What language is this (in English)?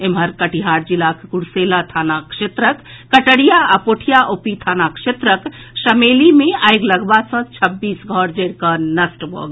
Maithili